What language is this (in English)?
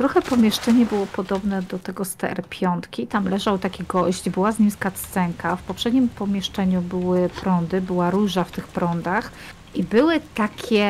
Polish